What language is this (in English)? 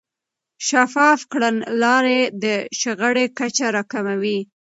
Pashto